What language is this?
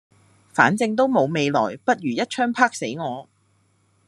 Cantonese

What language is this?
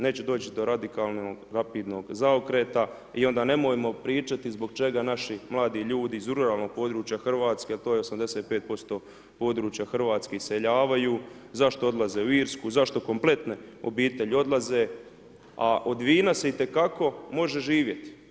Croatian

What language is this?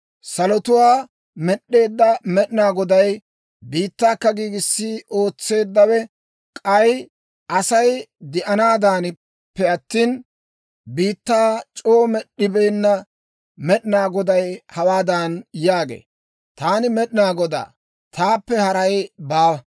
Dawro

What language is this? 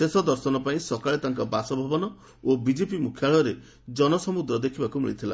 Odia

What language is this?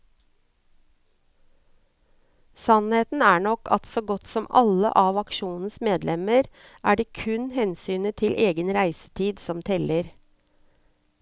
Norwegian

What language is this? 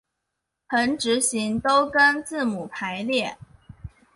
Chinese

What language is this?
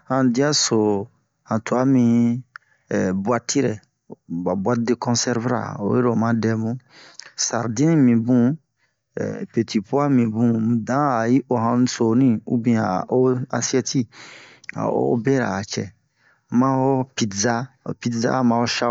Bomu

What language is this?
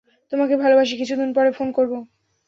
Bangla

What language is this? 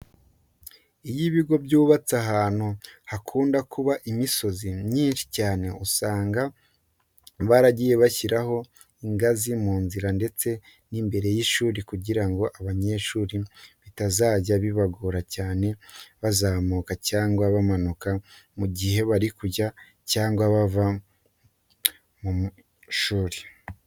Kinyarwanda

